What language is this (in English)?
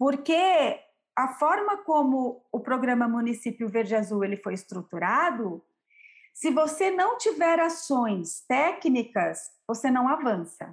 Portuguese